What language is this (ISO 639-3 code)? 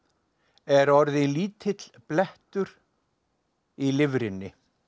isl